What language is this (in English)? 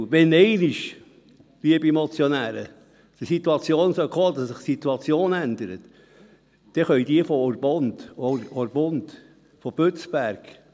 Swiss German